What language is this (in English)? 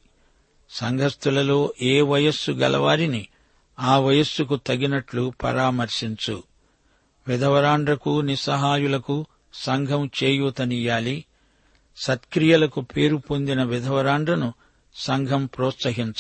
Telugu